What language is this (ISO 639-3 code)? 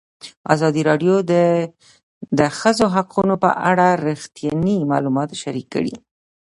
pus